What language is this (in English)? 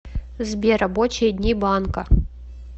Russian